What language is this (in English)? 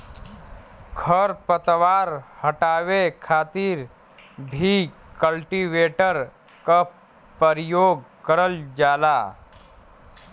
Bhojpuri